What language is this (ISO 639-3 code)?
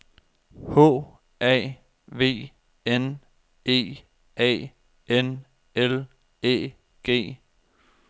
dan